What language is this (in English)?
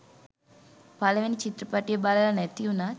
Sinhala